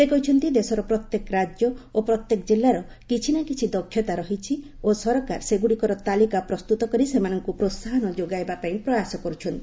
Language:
Odia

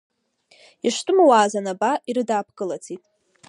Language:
Abkhazian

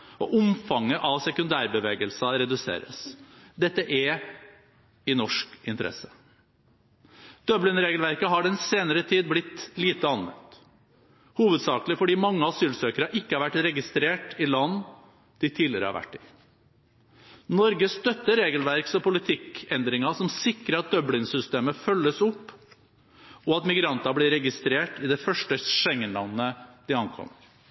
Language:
Norwegian Bokmål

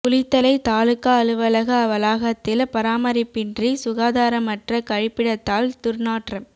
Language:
Tamil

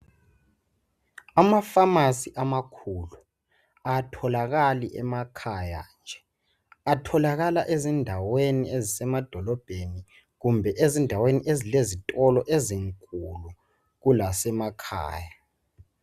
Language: North Ndebele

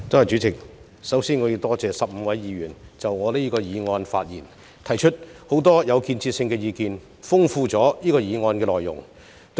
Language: Cantonese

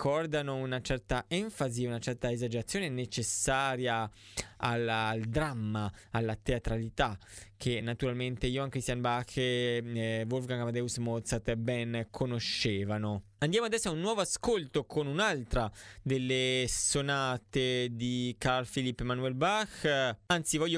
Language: Italian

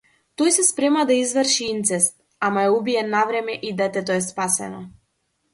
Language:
Macedonian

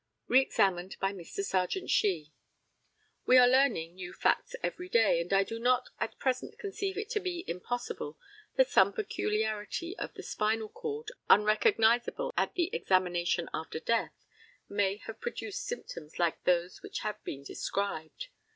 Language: English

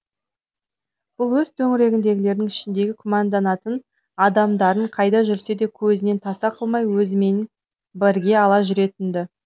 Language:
Kazakh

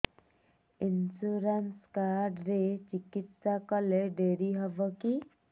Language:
Odia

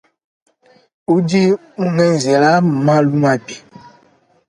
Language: Luba-Lulua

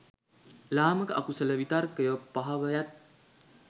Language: Sinhala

